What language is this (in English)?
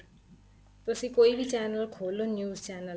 Punjabi